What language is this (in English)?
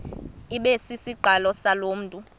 Xhosa